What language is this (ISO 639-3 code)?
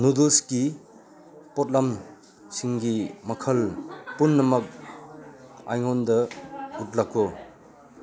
mni